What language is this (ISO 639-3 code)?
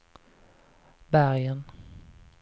swe